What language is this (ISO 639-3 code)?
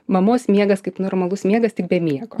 lit